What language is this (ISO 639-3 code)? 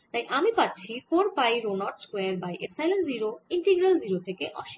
ben